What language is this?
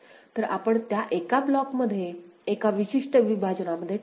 Marathi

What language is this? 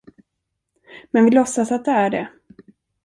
Swedish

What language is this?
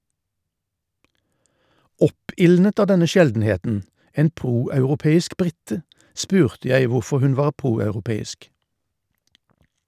Norwegian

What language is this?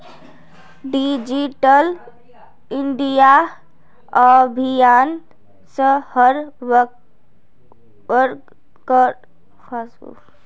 Magahi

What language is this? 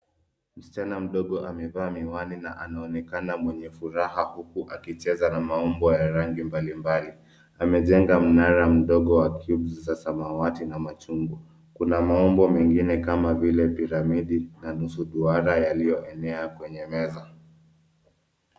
Swahili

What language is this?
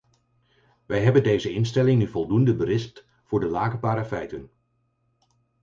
Dutch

